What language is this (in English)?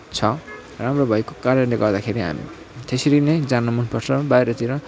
Nepali